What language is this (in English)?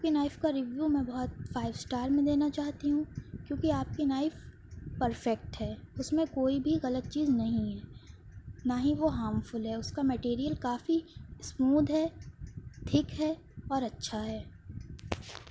Urdu